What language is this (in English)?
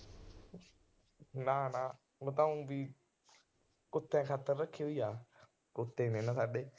Punjabi